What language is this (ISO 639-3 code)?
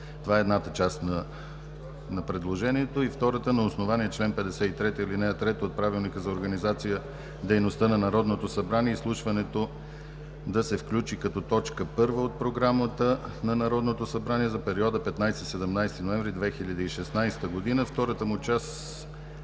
bul